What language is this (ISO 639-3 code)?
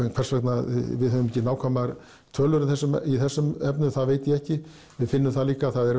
isl